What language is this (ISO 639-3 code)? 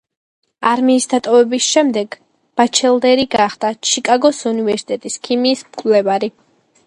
kat